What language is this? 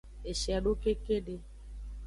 Aja (Benin)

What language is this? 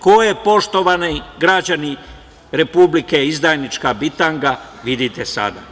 Serbian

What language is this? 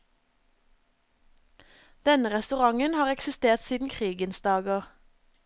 Norwegian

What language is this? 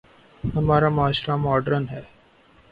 Urdu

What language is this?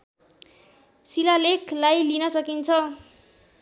Nepali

